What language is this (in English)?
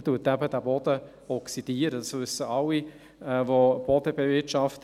Swiss German